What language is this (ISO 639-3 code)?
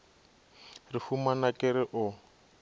nso